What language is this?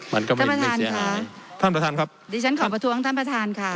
Thai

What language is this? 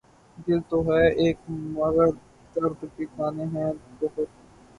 Urdu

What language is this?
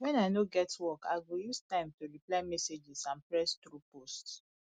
Nigerian Pidgin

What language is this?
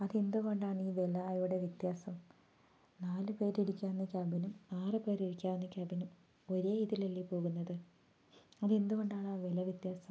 Malayalam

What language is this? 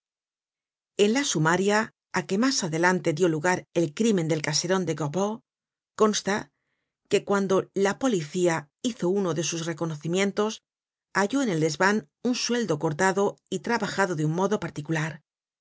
Spanish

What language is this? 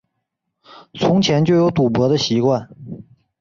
Chinese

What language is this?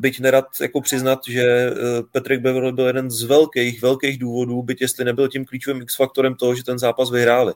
Czech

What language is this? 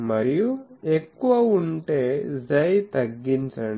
Telugu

